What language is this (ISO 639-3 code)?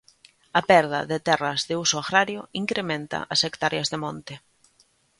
glg